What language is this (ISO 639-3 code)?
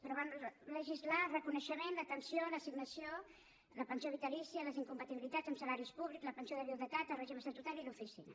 cat